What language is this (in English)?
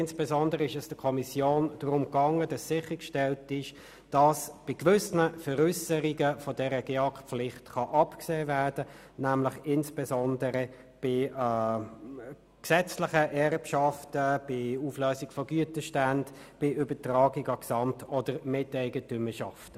Swiss German